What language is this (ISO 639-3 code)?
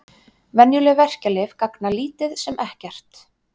isl